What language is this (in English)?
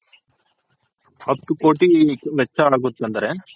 Kannada